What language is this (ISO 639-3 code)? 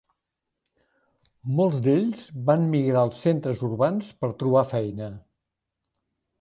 cat